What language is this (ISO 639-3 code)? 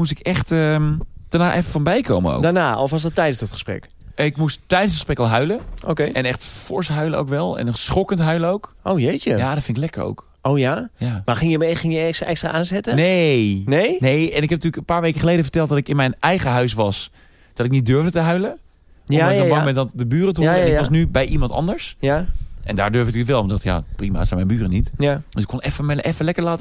nld